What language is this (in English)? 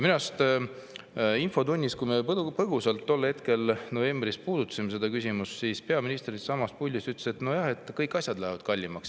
Estonian